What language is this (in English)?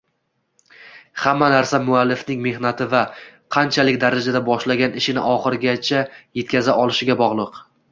Uzbek